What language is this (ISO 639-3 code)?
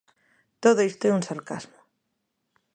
glg